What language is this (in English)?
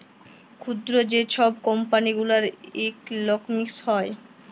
Bangla